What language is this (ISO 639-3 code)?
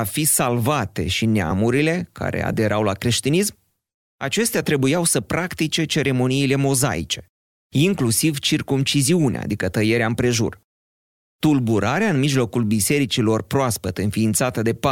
ron